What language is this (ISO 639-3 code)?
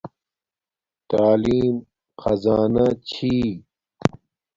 dmk